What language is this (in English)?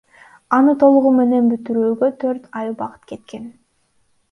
Kyrgyz